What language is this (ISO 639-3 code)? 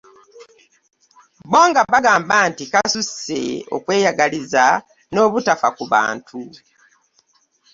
lug